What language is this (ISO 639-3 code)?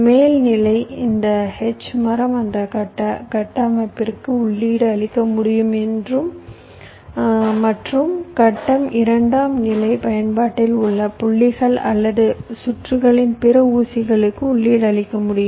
tam